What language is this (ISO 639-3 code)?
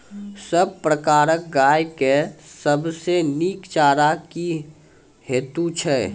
mai